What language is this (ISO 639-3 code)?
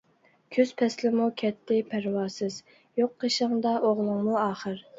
uig